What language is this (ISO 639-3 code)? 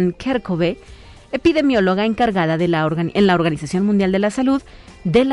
spa